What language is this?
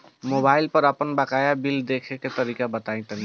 Bhojpuri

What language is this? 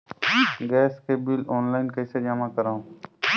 Chhattisgarhi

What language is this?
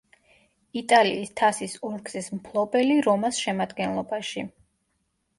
Georgian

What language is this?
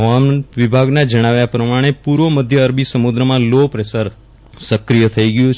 Gujarati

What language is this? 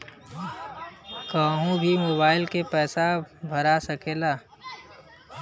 Bhojpuri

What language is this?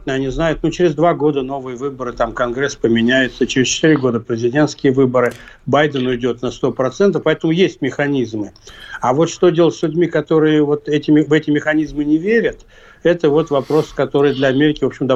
Russian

